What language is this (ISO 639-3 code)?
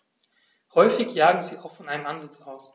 deu